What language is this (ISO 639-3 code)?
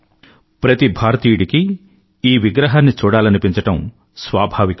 tel